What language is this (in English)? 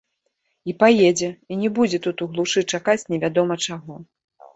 Belarusian